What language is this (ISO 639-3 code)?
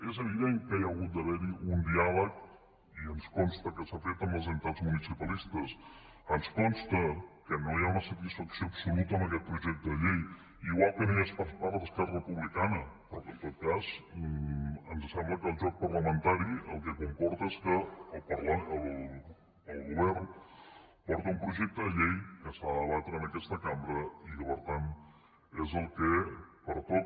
cat